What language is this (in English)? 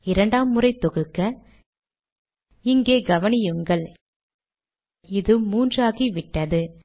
Tamil